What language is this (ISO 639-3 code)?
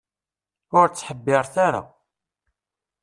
kab